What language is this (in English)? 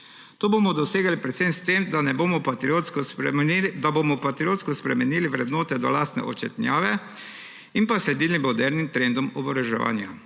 Slovenian